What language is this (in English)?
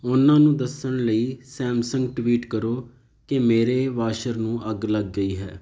Punjabi